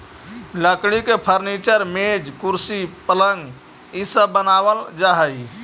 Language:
Magahi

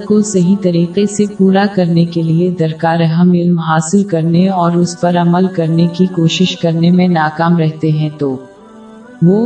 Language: Urdu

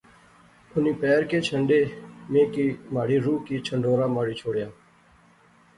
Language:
Pahari-Potwari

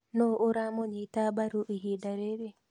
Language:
Kikuyu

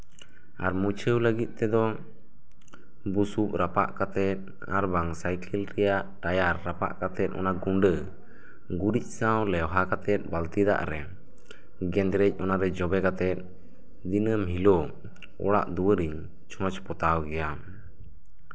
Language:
Santali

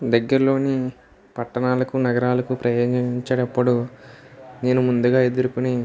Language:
Telugu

